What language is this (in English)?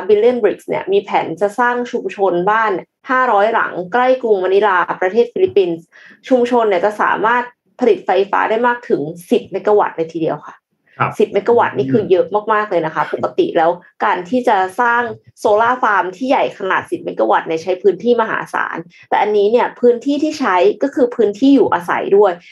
Thai